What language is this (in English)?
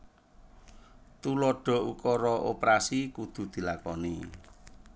Javanese